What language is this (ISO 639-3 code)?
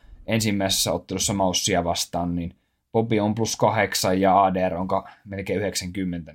fin